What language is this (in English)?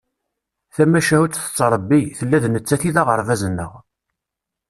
Kabyle